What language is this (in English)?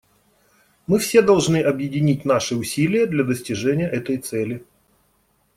Russian